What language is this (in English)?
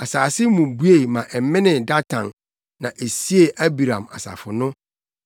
Akan